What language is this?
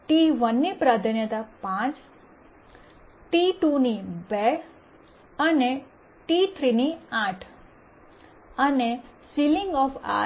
Gujarati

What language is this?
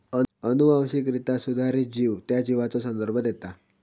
Marathi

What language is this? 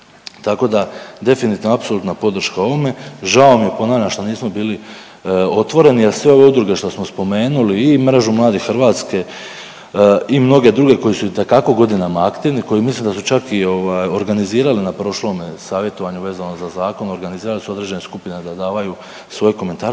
Croatian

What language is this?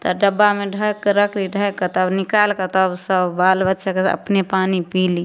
Maithili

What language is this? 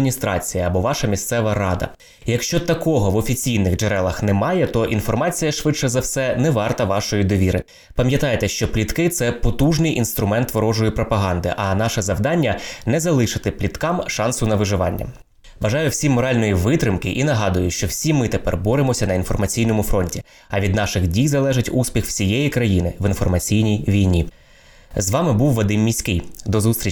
Ukrainian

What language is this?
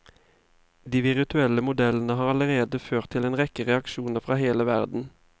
Norwegian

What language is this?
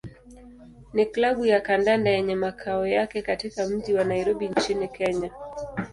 Swahili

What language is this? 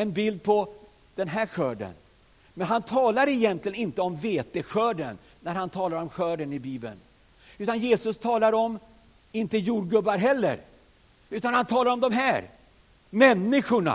Swedish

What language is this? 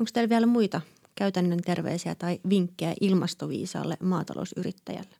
Finnish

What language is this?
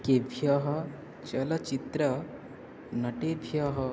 Sanskrit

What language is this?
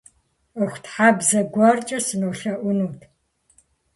Kabardian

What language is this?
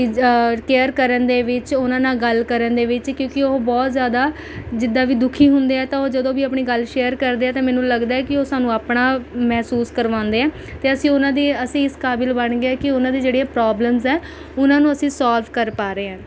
Punjabi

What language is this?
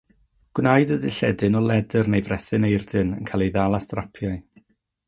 Welsh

